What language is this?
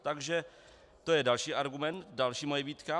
Czech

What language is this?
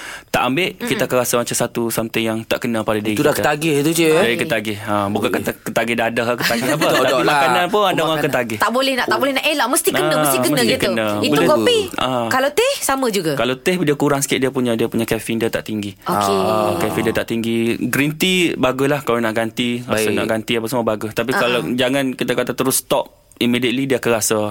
Malay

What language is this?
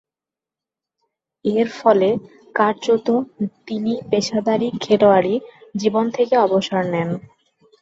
Bangla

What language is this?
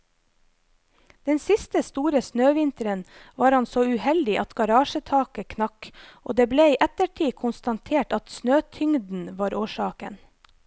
Norwegian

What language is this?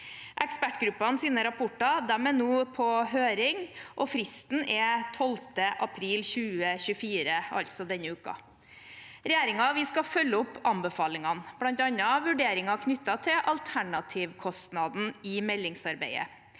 Norwegian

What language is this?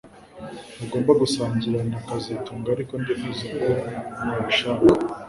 Kinyarwanda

